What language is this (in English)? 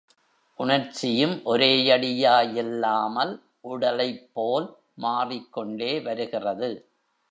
Tamil